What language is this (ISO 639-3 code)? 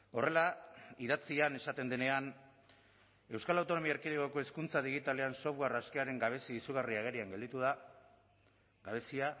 eus